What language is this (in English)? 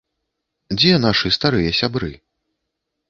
Belarusian